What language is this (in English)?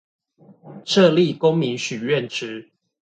Chinese